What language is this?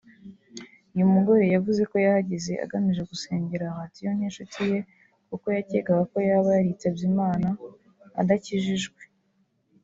Kinyarwanda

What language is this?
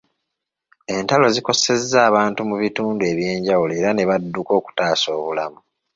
Ganda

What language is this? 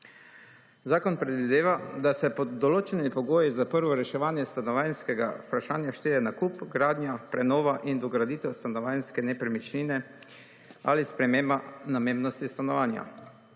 Slovenian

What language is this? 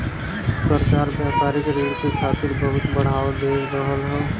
Bhojpuri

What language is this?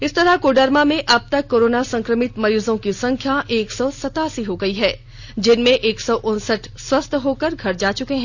Hindi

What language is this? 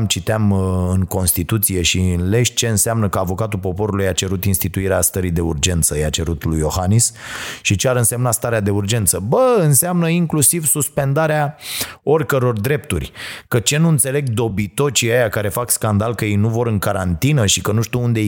Romanian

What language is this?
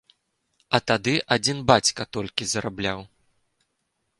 Belarusian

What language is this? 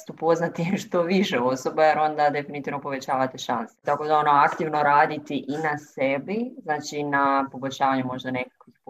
Croatian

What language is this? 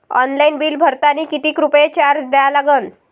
Marathi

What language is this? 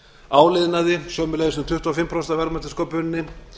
Icelandic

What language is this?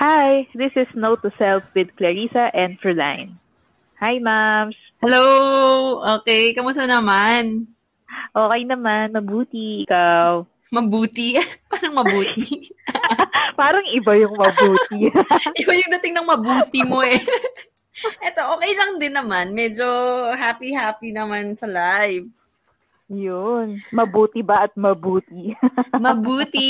Filipino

